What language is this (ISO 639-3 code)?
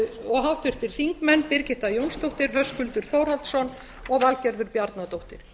isl